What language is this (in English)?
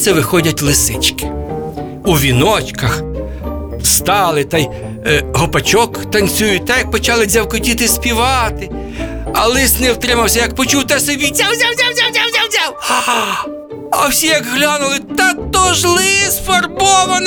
Ukrainian